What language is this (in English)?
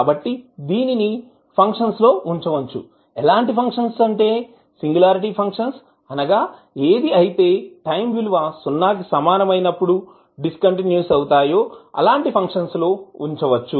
Telugu